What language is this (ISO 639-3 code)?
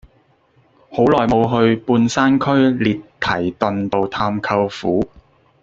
yue